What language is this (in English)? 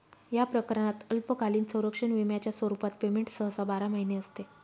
Marathi